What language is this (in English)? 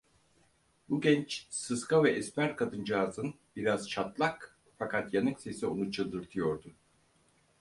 Turkish